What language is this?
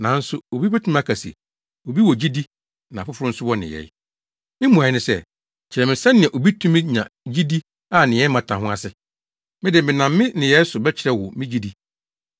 Akan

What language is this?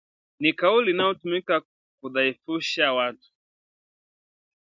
Swahili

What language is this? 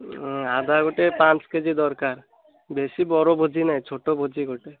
Odia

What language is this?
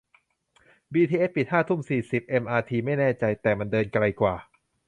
Thai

